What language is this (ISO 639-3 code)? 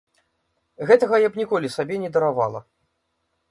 bel